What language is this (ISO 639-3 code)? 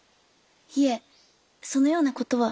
jpn